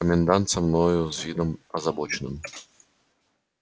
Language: Russian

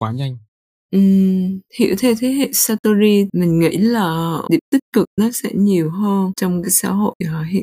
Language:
Vietnamese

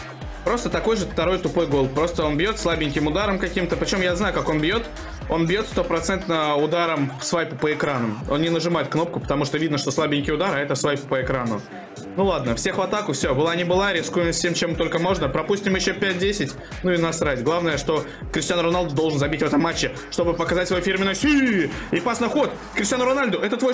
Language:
Russian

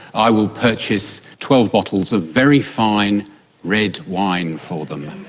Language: English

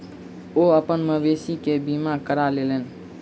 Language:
Maithili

